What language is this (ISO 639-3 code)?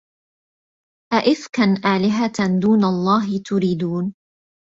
ara